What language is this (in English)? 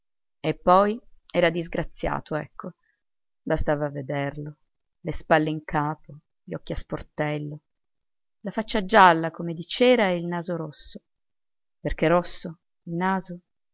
Italian